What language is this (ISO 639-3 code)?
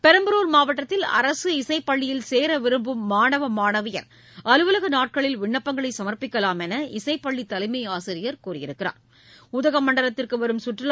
tam